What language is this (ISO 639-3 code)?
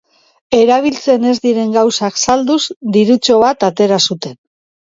eus